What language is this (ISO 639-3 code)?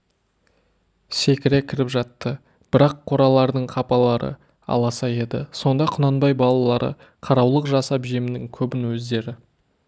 kaz